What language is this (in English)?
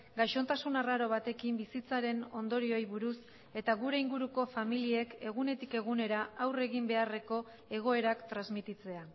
Basque